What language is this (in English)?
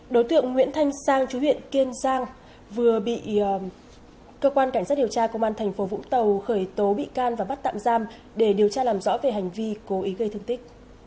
Vietnamese